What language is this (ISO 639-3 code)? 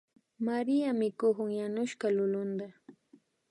qvi